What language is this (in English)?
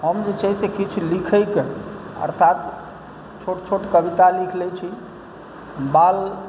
Maithili